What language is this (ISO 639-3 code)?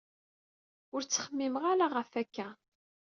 kab